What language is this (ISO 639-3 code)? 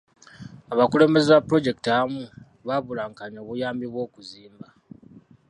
lug